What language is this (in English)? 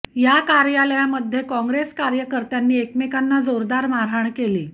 Marathi